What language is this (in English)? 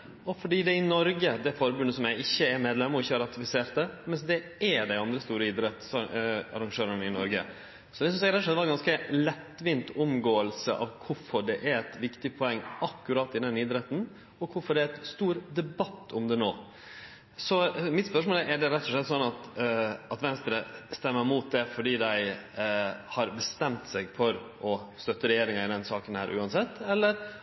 Norwegian Nynorsk